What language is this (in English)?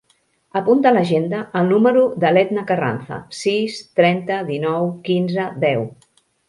Catalan